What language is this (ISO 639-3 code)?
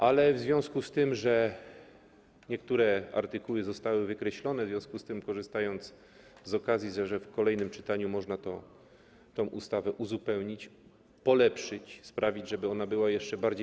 pol